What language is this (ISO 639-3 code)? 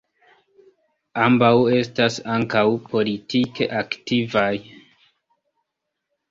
epo